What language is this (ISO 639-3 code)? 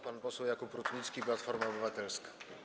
pol